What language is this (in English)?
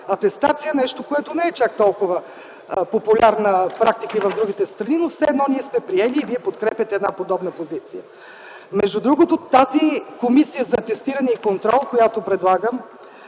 Bulgarian